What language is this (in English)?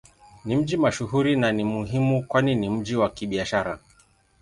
Swahili